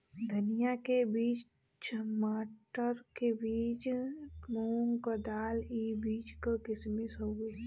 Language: Bhojpuri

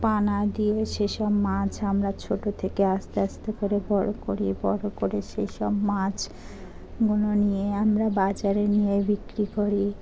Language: Bangla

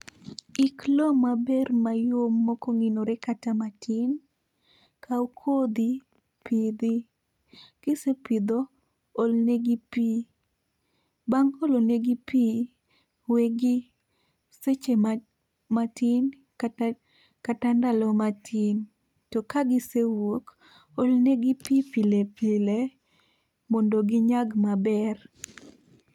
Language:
Luo (Kenya and Tanzania)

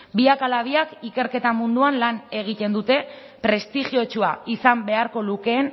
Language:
Basque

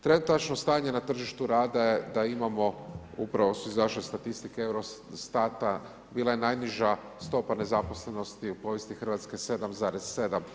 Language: Croatian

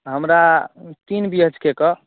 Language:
Maithili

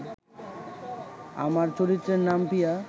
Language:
Bangla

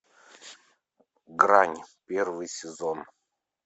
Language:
Russian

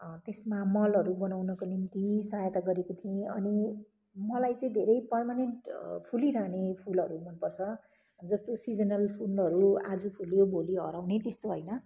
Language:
Nepali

